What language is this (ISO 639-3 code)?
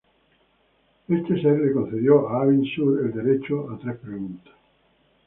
spa